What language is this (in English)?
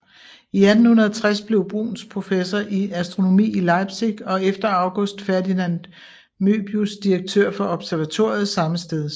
Danish